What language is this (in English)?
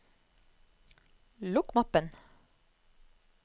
Norwegian